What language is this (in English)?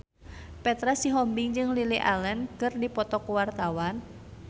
Sundanese